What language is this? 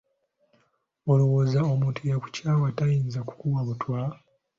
Ganda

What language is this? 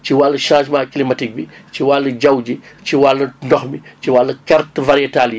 Wolof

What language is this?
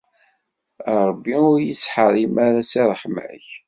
Kabyle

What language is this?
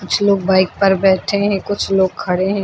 Hindi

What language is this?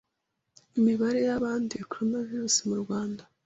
Kinyarwanda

